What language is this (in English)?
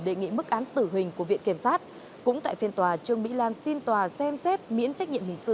Vietnamese